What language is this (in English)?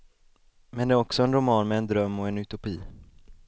Swedish